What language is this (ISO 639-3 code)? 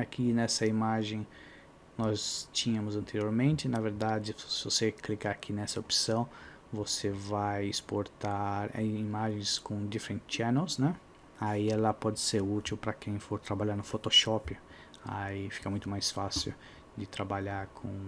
por